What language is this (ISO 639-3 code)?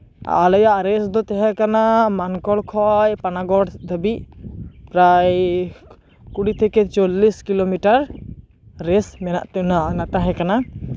sat